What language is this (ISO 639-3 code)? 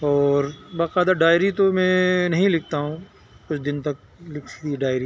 urd